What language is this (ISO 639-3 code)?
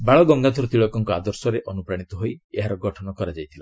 ori